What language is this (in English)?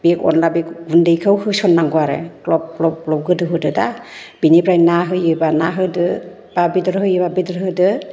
Bodo